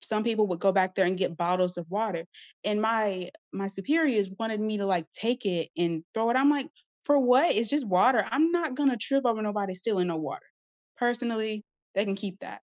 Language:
English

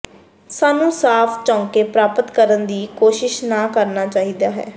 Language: Punjabi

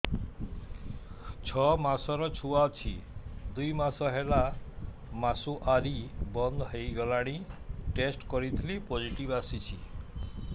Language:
Odia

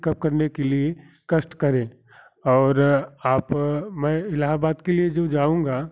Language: Hindi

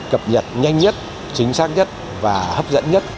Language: Vietnamese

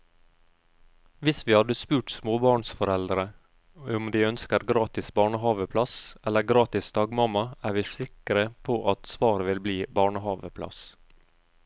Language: Norwegian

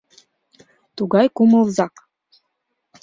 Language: Mari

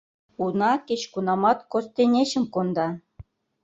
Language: Mari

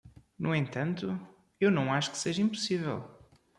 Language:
Portuguese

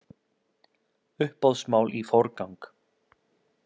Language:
Icelandic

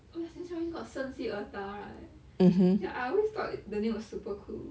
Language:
English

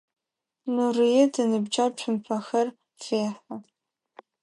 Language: Adyghe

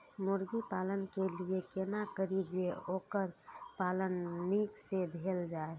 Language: Maithili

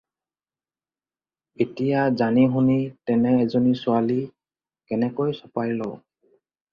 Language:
Assamese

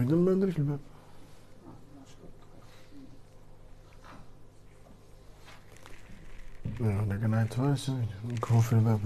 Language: Arabic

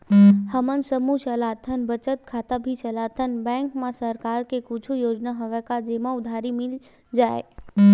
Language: Chhattisgarhi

